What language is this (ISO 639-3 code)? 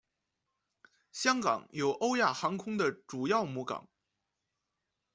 zho